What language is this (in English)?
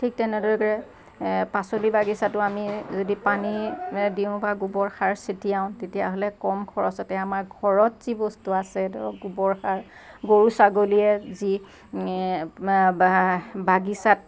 Assamese